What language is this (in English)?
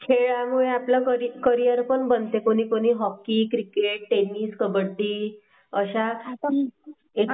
Marathi